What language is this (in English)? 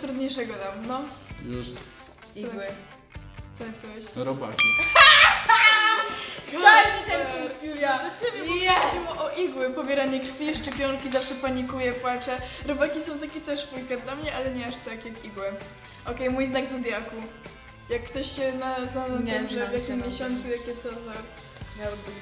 Polish